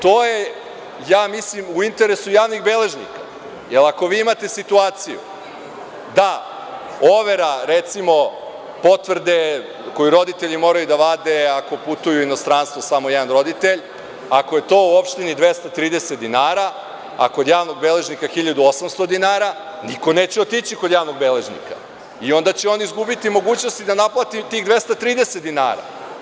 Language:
Serbian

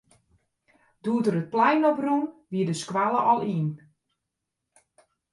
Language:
Western Frisian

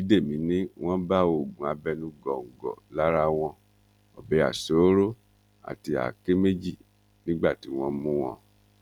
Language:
Yoruba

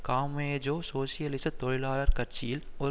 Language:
Tamil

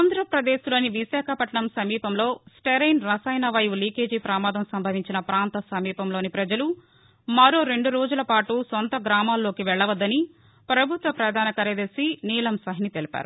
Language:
Telugu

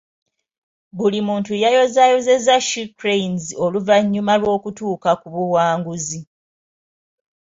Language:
Ganda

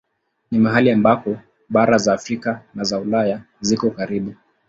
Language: Swahili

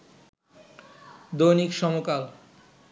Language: Bangla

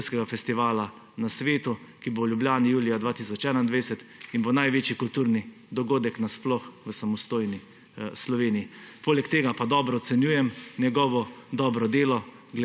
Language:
Slovenian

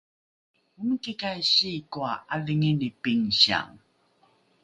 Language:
Rukai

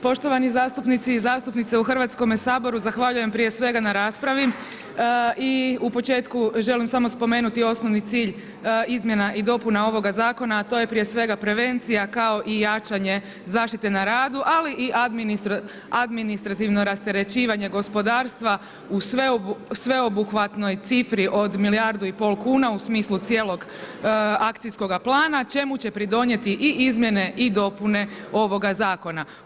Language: Croatian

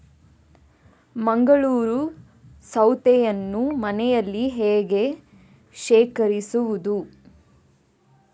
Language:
Kannada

